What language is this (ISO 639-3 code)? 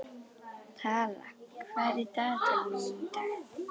isl